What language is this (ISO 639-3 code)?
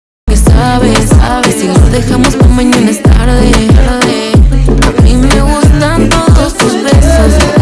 vie